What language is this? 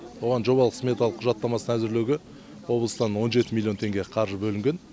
Kazakh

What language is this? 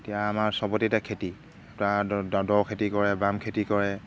Assamese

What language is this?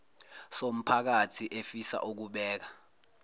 Zulu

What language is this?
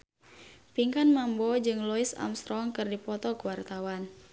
Sundanese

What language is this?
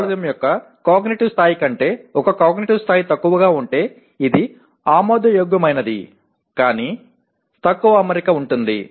Telugu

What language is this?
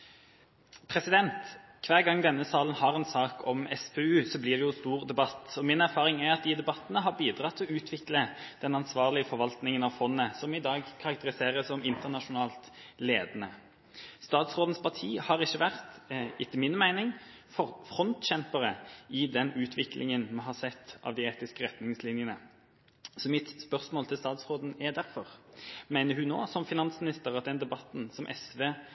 Norwegian Bokmål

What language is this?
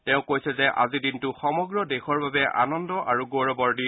Assamese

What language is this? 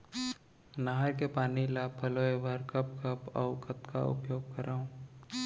Chhattisgarhi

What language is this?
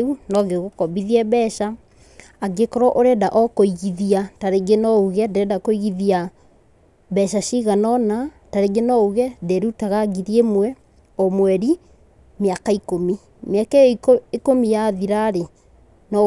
Kikuyu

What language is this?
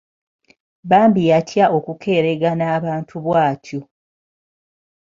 Ganda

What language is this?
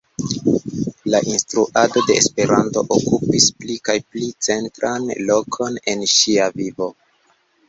Esperanto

